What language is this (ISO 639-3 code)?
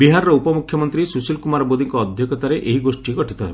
ori